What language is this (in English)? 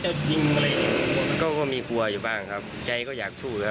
Thai